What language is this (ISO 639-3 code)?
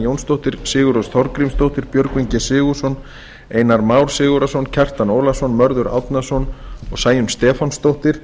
isl